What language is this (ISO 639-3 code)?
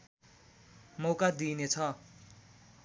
nep